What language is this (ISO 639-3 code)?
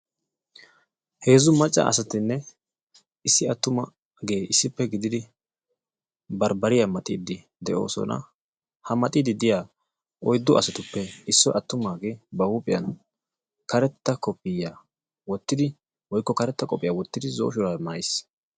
wal